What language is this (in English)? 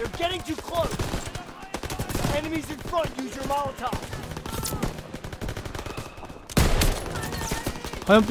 Korean